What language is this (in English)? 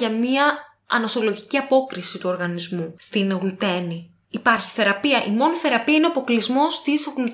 Greek